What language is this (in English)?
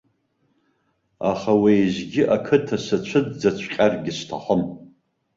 Abkhazian